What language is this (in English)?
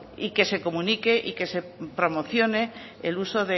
Spanish